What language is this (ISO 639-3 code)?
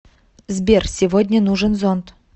rus